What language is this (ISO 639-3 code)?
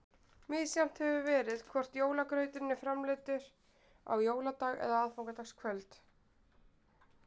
isl